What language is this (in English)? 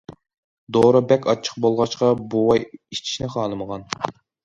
Uyghur